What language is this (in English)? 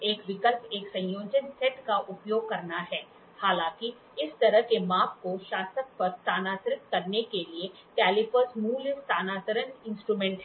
Hindi